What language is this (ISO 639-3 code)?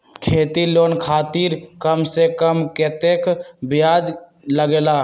mag